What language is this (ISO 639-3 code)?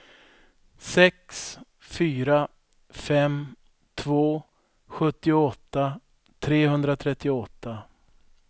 swe